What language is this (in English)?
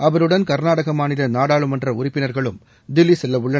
Tamil